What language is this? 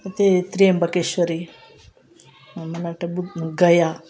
Telugu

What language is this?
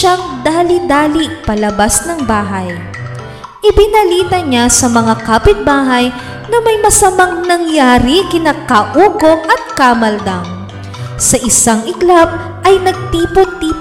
Filipino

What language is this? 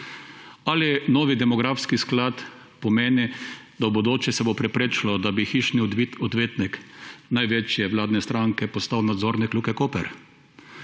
Slovenian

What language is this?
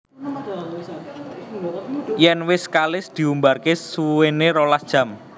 Javanese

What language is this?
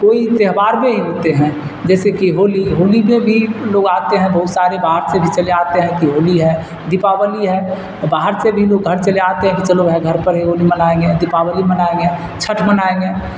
Urdu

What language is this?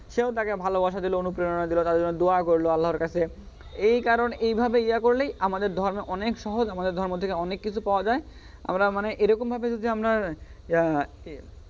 Bangla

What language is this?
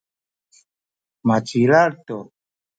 Sakizaya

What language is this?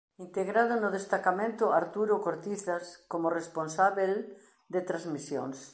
Galician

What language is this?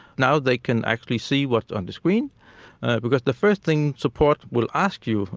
English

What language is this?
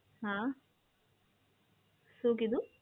Gujarati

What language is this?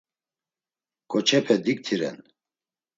Laz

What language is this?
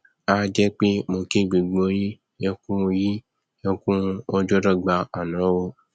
Yoruba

